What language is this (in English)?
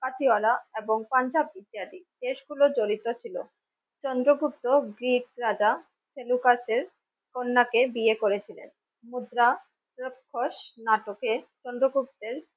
Bangla